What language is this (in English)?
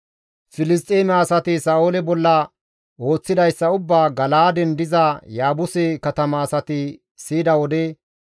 Gamo